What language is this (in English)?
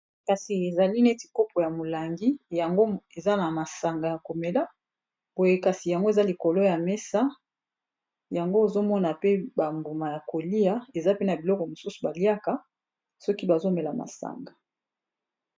Lingala